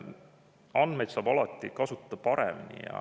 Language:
Estonian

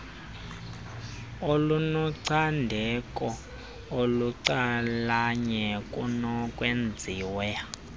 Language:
Xhosa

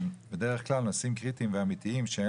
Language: Hebrew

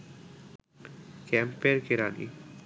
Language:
Bangla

